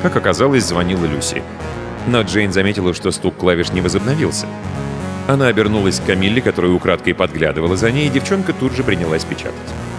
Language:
Russian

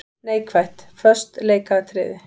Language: Icelandic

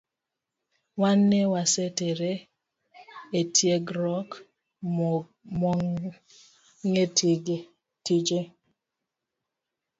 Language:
Luo (Kenya and Tanzania)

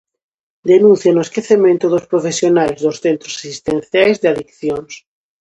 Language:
Galician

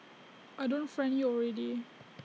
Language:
English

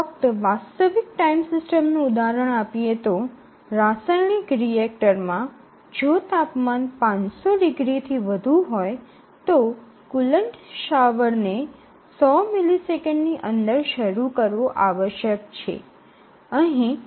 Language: Gujarati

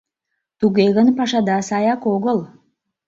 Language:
Mari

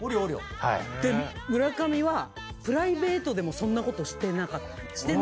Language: Japanese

